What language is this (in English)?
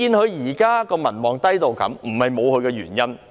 Cantonese